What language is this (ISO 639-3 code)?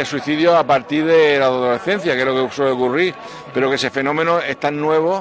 spa